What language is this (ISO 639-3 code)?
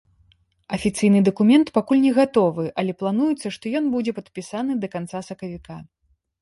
bel